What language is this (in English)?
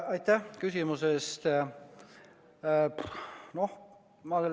Estonian